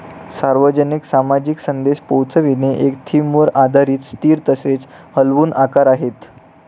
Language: Marathi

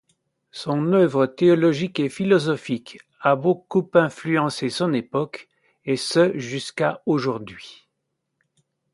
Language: French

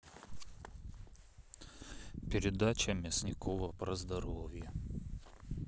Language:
Russian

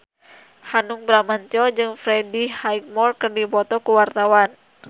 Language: Sundanese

